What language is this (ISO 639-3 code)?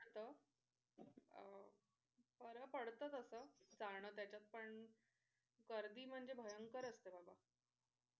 mar